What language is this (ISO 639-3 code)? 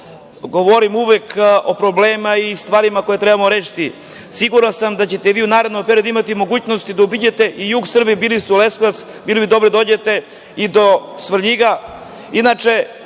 srp